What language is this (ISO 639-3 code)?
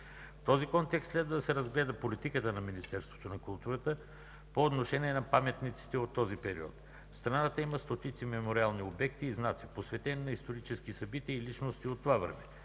bul